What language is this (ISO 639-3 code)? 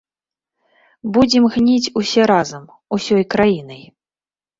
bel